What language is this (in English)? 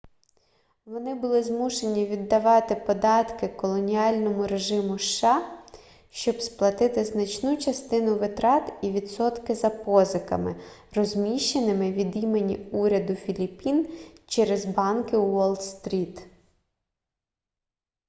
Ukrainian